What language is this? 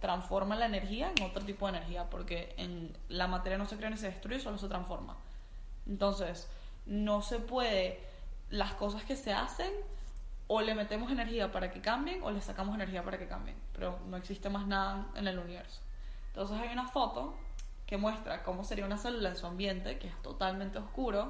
Spanish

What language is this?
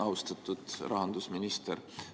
Estonian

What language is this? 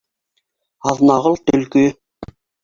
Bashkir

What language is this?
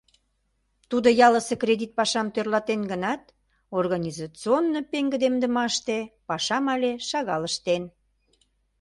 Mari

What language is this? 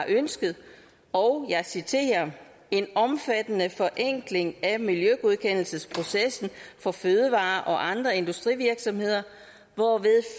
Danish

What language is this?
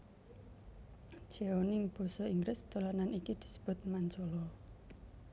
Javanese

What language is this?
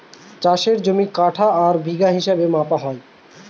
Bangla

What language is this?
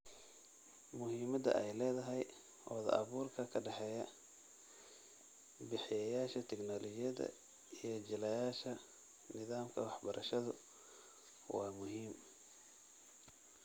Somali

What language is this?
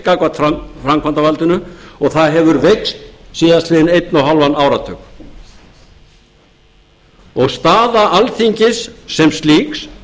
Icelandic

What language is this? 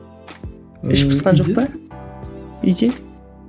Kazakh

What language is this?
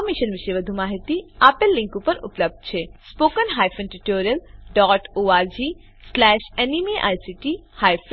Gujarati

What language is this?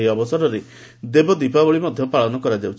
Odia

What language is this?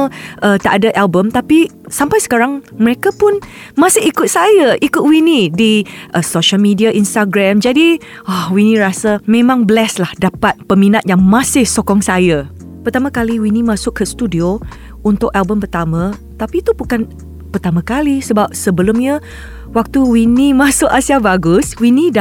Malay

